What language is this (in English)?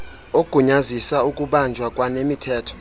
Xhosa